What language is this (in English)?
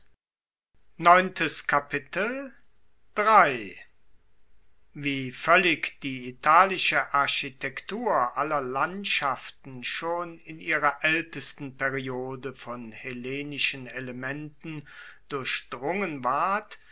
German